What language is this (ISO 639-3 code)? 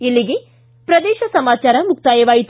kan